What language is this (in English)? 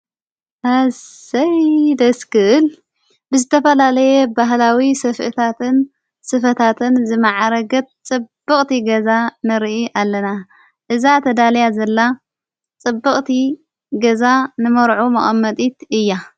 Tigrinya